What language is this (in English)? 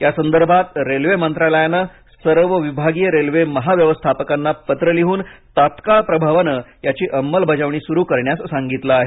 Marathi